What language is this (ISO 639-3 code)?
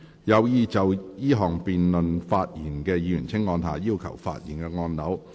yue